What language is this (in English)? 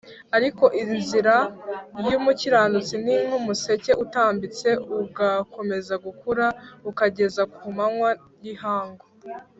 Kinyarwanda